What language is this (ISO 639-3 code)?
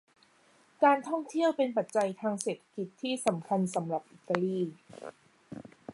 tha